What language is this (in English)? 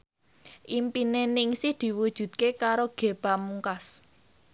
Javanese